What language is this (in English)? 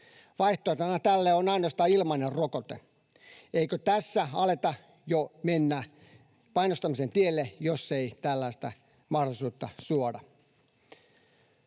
Finnish